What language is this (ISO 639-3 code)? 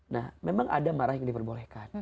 ind